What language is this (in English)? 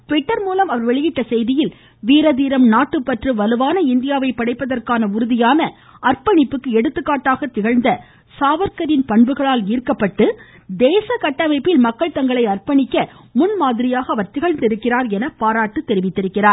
Tamil